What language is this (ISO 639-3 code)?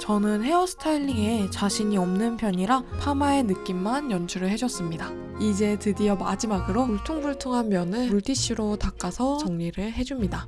kor